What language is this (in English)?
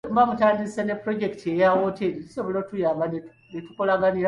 Ganda